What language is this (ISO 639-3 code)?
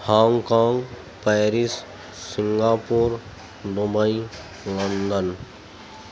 urd